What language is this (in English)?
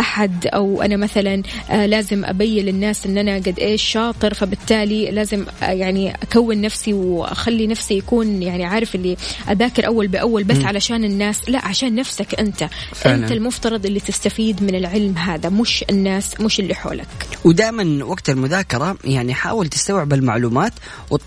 Arabic